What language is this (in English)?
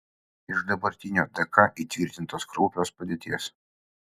Lithuanian